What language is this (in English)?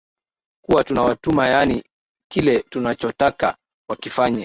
Swahili